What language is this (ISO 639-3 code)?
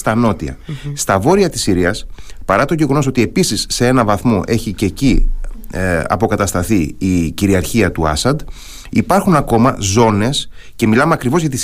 ell